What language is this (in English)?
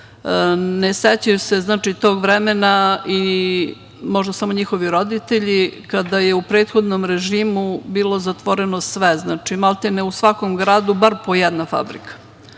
Serbian